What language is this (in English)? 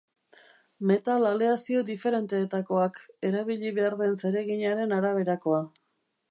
Basque